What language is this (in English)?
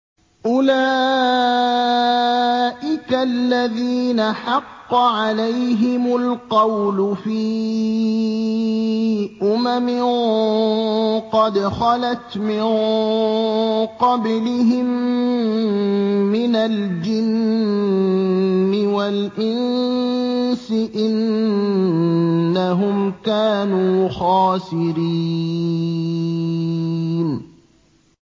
Arabic